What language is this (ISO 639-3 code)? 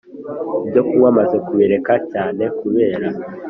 kin